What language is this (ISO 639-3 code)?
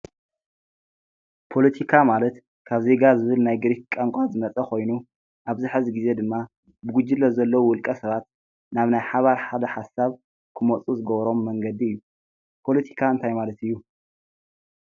tir